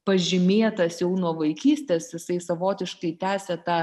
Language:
Lithuanian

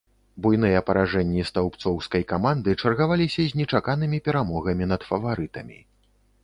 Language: Belarusian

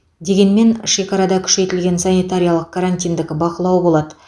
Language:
Kazakh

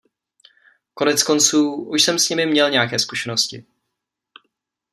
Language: Czech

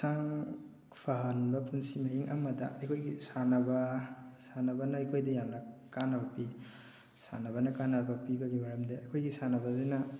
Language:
Manipuri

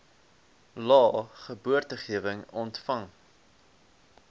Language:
Afrikaans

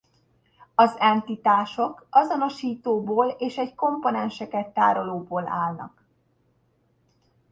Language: Hungarian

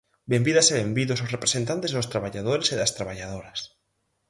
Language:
Galician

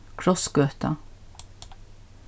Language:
Faroese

